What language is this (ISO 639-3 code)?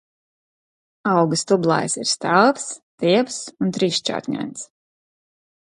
lav